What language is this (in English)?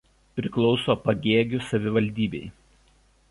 Lithuanian